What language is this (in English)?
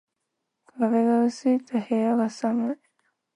Japanese